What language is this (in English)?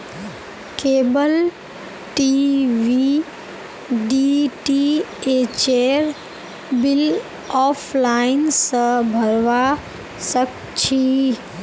Magahi